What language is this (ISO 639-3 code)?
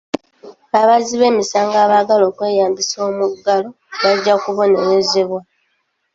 lug